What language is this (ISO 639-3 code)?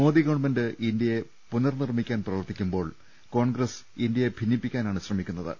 mal